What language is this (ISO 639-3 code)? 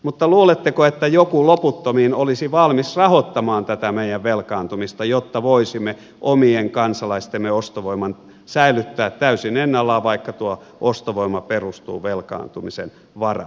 fin